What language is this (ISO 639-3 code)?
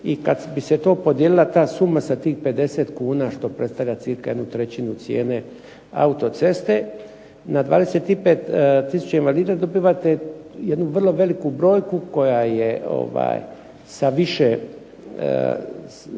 hrv